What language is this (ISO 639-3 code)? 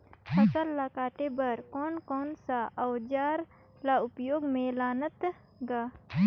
hne